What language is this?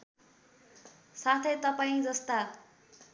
Nepali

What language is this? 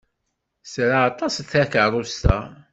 Kabyle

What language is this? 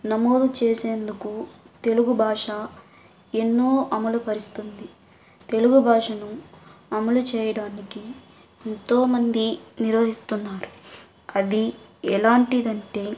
Telugu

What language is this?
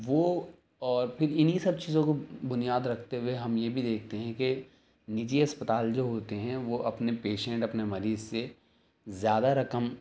Urdu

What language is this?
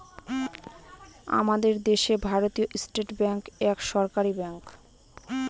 Bangla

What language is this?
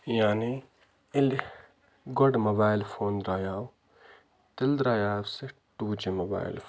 Kashmiri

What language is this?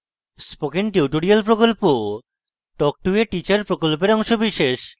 Bangla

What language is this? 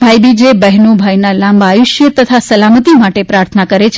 Gujarati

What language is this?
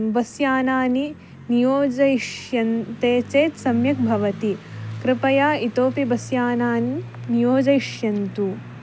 Sanskrit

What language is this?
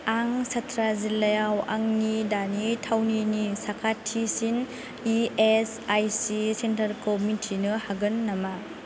Bodo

